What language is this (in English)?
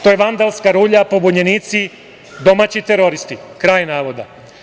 Serbian